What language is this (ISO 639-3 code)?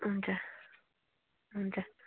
nep